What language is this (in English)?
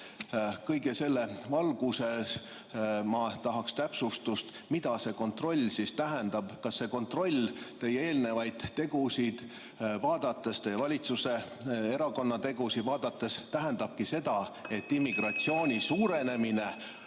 Estonian